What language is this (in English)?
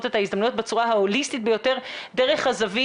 Hebrew